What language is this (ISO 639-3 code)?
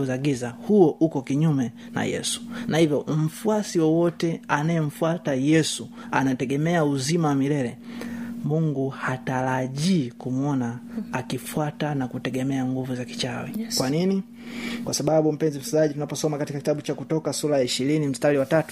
swa